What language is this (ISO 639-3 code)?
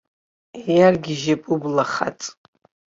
abk